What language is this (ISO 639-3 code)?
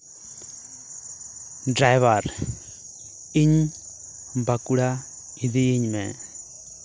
sat